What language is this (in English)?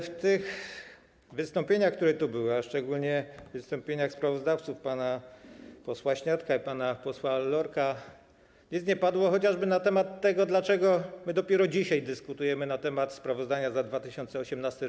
Polish